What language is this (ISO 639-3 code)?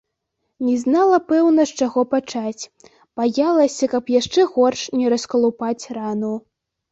bel